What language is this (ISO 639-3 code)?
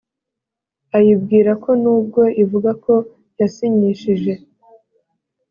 kin